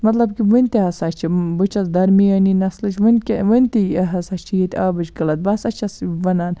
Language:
Kashmiri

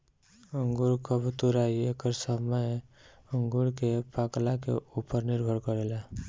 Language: Bhojpuri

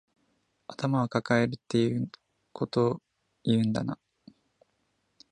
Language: Japanese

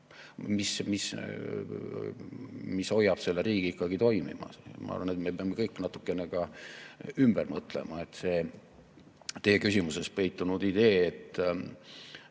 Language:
Estonian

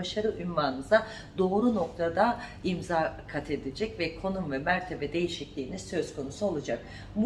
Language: Turkish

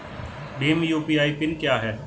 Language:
Hindi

